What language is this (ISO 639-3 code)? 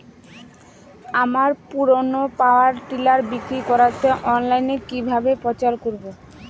ben